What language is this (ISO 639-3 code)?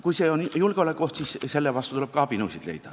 est